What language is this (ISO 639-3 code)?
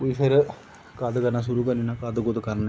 doi